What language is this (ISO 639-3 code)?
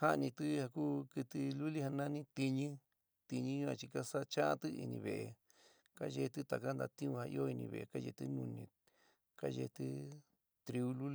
mig